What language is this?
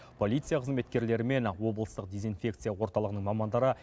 Kazakh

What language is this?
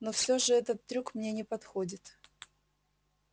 Russian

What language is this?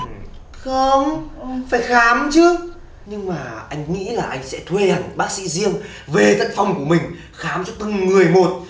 Vietnamese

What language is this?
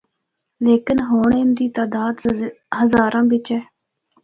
Northern Hindko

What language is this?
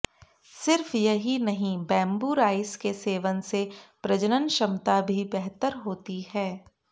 Hindi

